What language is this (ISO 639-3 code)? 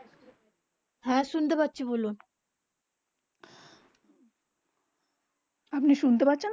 ben